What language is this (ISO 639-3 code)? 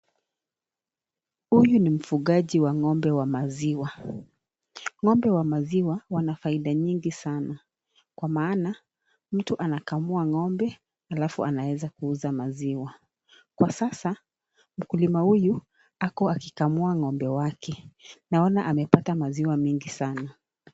swa